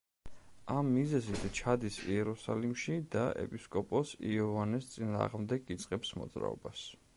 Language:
Georgian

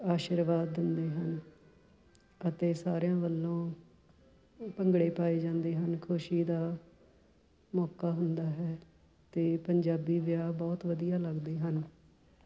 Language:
Punjabi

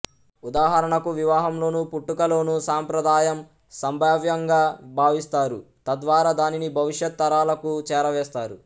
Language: Telugu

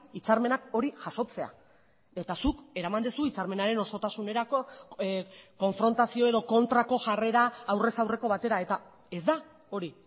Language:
Basque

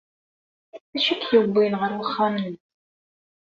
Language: Kabyle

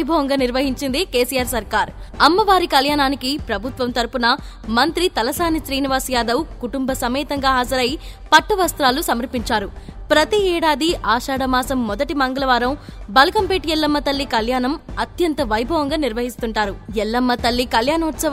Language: Telugu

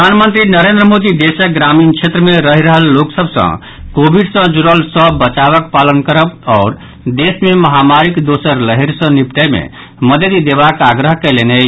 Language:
Maithili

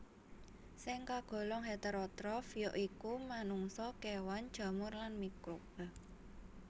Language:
Javanese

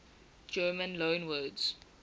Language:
English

